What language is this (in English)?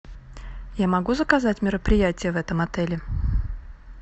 Russian